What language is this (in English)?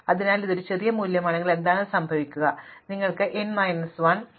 Malayalam